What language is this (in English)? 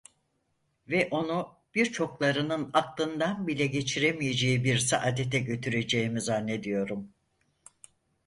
Turkish